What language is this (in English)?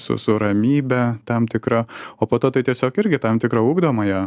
Lithuanian